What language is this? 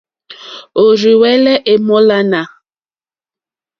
Mokpwe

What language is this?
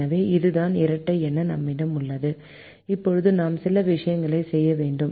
Tamil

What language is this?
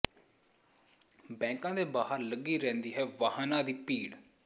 Punjabi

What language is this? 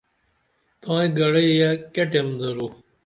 Dameli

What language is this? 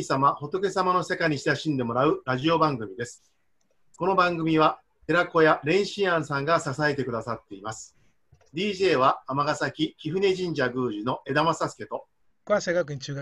Japanese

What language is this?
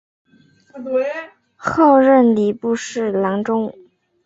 Chinese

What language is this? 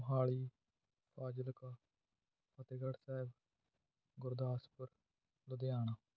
Punjabi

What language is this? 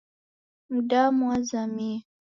Taita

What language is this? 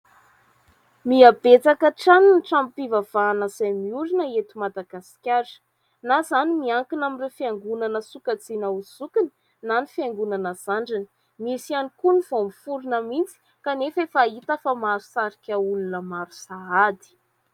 Malagasy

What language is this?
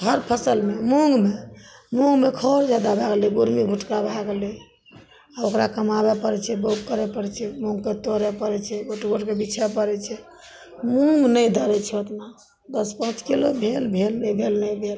Maithili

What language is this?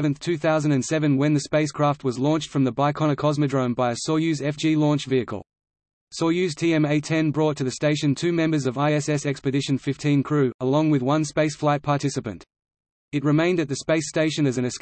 English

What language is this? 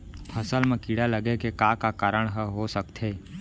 Chhattisgarhi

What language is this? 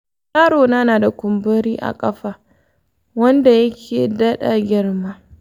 Hausa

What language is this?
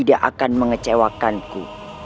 Indonesian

